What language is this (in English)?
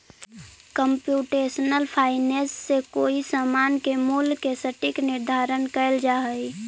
Magahi